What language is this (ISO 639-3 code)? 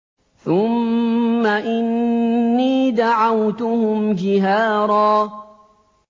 ara